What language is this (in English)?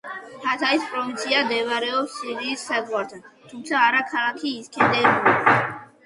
Georgian